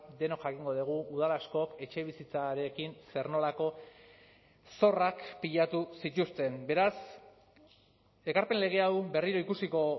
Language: Basque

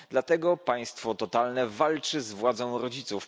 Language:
Polish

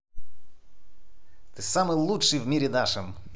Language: Russian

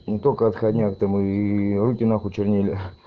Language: Russian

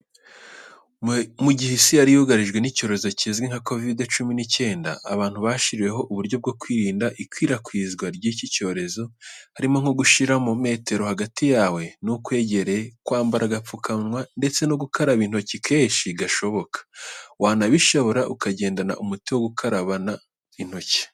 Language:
Kinyarwanda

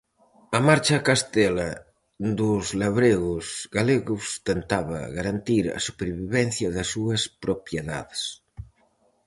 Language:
Galician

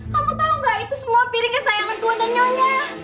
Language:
Indonesian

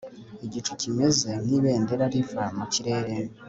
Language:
Kinyarwanda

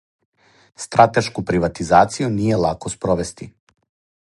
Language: Serbian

